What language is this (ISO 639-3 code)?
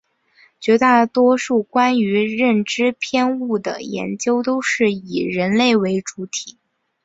zho